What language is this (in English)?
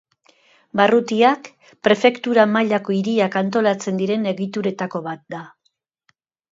Basque